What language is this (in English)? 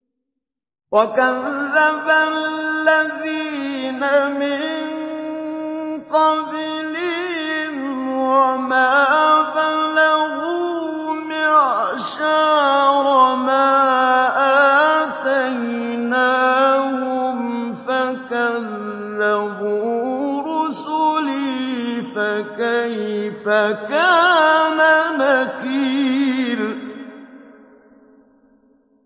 Arabic